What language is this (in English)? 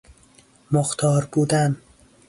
Persian